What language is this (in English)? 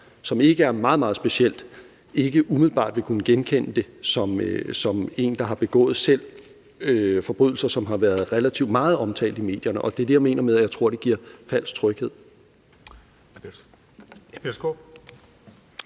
Danish